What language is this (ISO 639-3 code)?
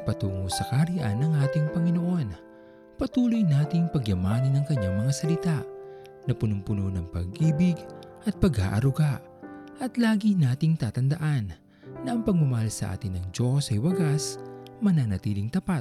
fil